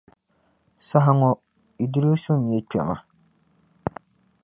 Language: Dagbani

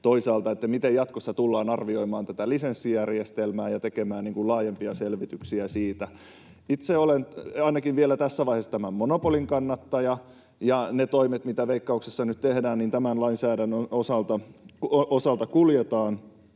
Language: Finnish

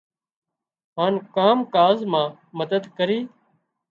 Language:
Wadiyara Koli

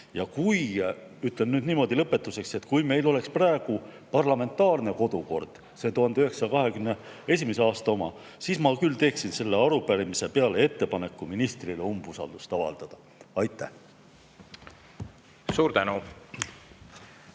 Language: Estonian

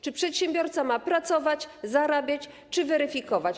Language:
Polish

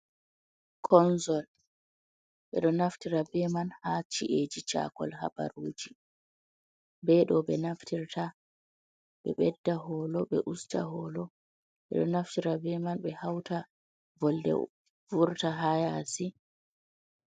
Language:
Fula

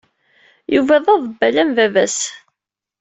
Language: Kabyle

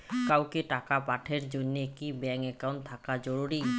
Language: Bangla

